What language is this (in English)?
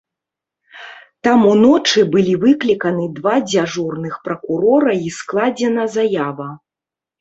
Belarusian